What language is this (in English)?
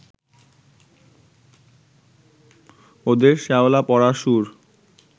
Bangla